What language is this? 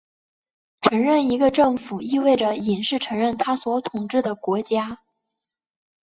Chinese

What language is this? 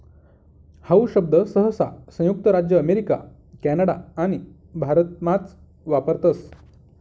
Marathi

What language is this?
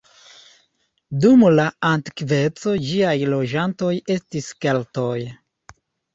Esperanto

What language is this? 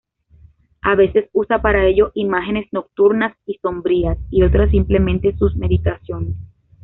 Spanish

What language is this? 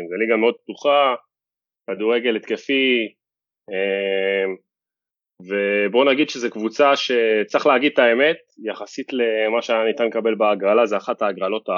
Hebrew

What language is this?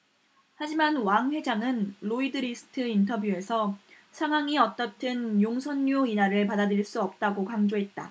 Korean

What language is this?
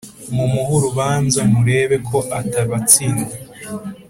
Kinyarwanda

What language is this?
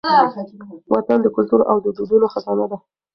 Pashto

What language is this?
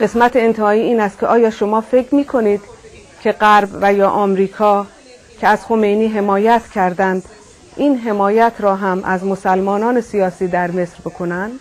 Persian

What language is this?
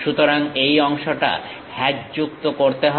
Bangla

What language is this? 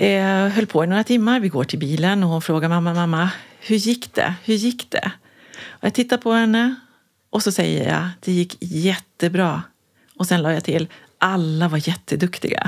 Swedish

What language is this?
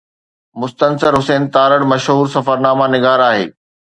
Sindhi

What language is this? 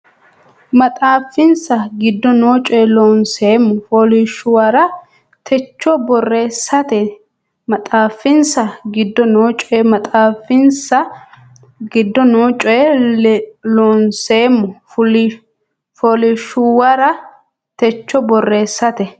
Sidamo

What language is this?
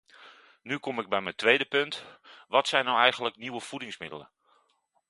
Dutch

